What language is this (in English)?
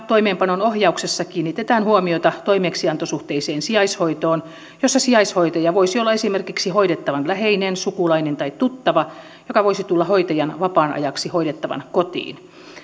Finnish